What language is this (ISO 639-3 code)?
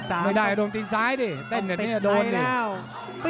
tha